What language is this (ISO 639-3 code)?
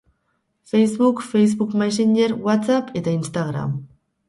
eus